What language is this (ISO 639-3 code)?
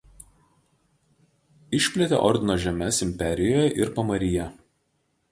lit